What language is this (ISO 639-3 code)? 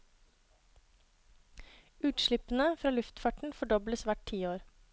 nor